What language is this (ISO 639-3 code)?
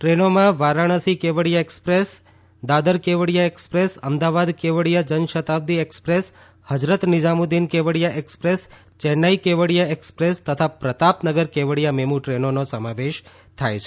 guj